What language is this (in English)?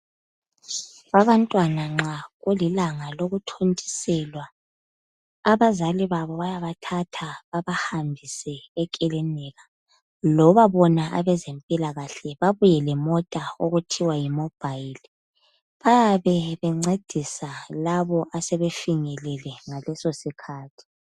North Ndebele